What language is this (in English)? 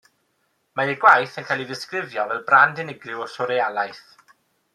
Welsh